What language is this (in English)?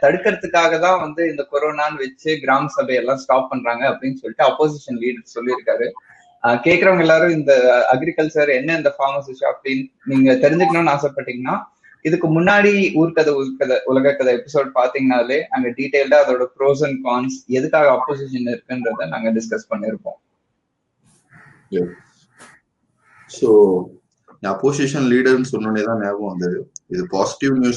Tamil